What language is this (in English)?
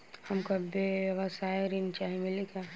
Bhojpuri